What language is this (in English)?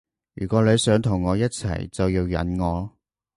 Cantonese